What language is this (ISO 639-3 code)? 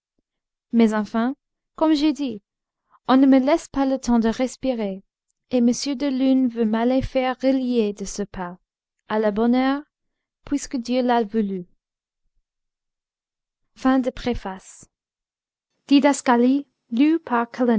fra